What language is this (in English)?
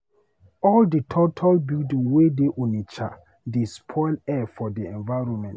Nigerian Pidgin